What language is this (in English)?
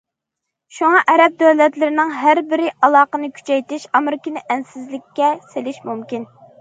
Uyghur